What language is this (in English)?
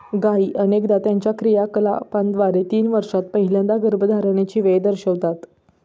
Marathi